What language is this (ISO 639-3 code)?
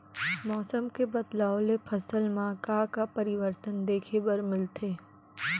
hne